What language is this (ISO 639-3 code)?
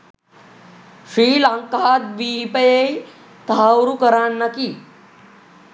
sin